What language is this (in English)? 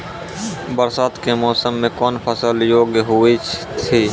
Maithili